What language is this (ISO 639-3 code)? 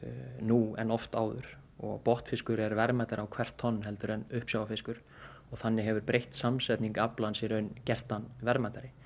isl